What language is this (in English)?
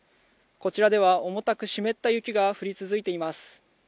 Japanese